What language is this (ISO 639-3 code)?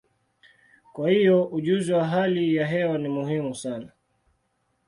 swa